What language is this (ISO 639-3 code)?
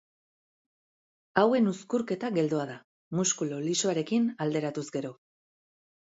eus